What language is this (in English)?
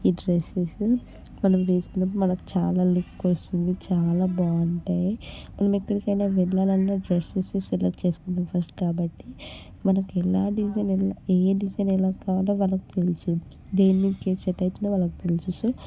Telugu